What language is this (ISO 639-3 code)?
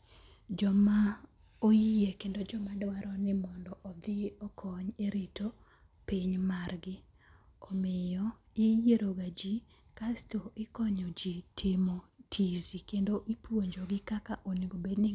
luo